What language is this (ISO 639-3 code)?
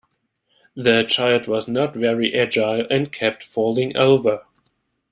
eng